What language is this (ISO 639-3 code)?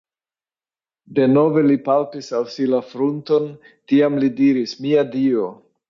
epo